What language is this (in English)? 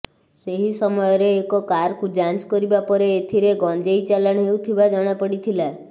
Odia